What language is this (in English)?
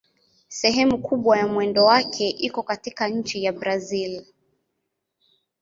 Swahili